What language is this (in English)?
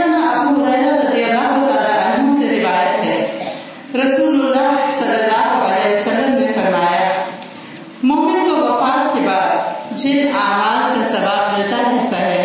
Urdu